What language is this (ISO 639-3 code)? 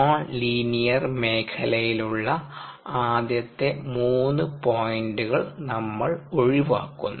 mal